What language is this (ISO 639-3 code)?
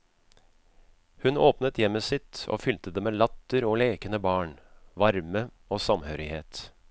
nor